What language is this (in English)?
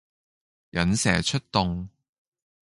Cantonese